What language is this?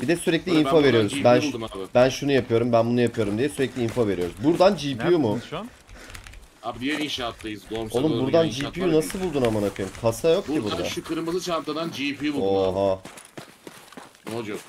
Turkish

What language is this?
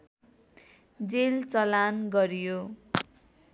Nepali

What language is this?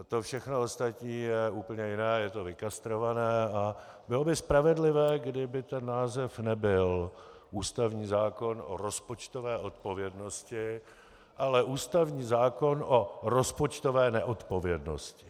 Czech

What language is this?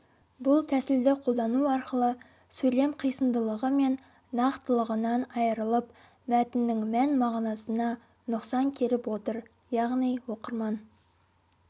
Kazakh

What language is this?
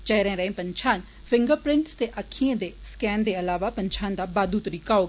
Dogri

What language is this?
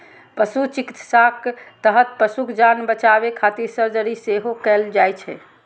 Maithili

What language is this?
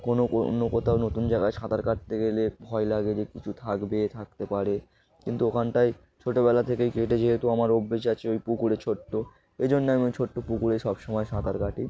Bangla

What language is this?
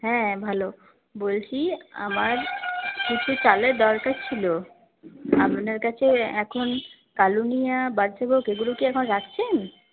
Bangla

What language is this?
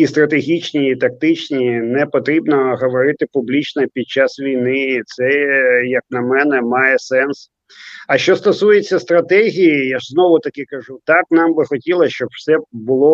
Ukrainian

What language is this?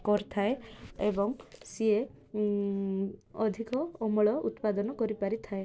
Odia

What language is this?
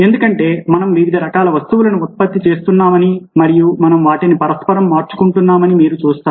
Telugu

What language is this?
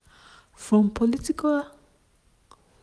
Nigerian Pidgin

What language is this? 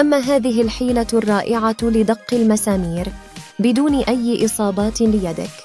Arabic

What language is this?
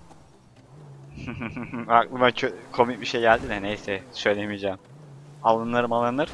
Turkish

